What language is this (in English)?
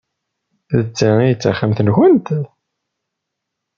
Kabyle